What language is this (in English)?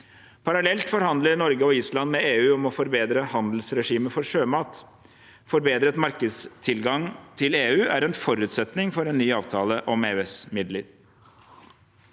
Norwegian